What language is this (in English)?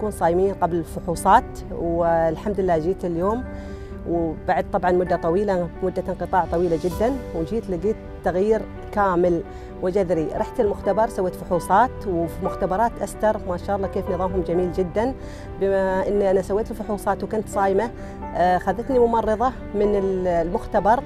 Arabic